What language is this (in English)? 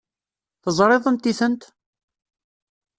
Kabyle